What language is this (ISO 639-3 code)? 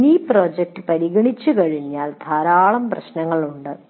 mal